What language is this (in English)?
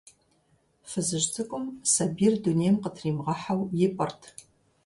Kabardian